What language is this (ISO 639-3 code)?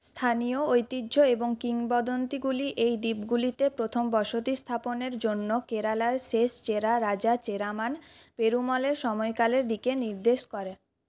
ben